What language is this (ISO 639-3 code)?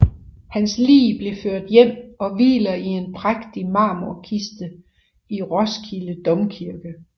dan